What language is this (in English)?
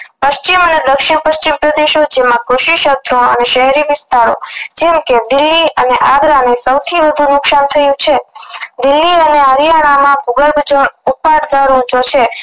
Gujarati